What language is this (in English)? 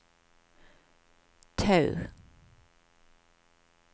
Norwegian